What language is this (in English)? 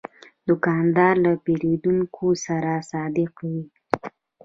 Pashto